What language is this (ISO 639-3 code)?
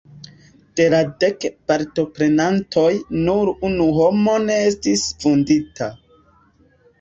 epo